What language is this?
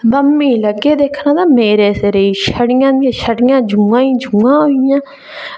Dogri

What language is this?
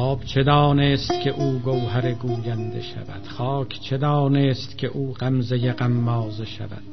Persian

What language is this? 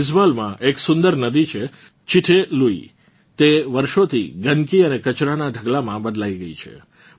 Gujarati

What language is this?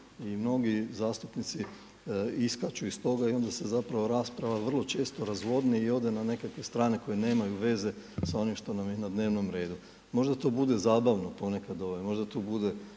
Croatian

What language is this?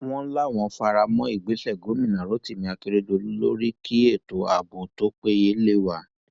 Yoruba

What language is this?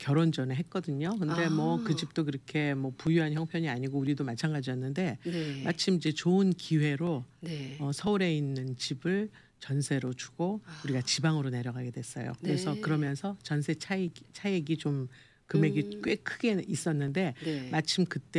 Korean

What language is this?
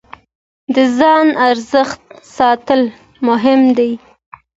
Pashto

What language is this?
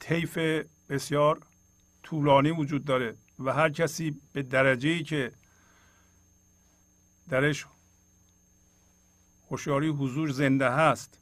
Persian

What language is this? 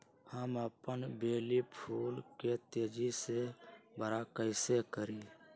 Magahi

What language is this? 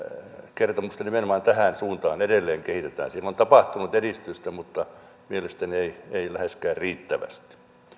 Finnish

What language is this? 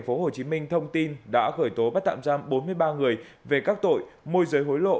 Vietnamese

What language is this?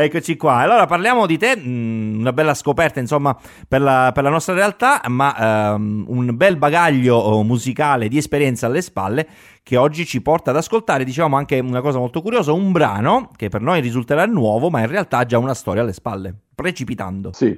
Italian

